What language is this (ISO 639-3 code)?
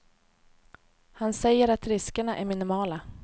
swe